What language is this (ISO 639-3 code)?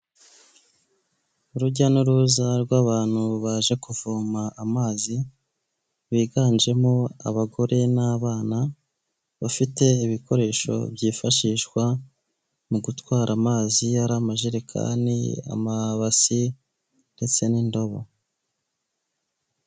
kin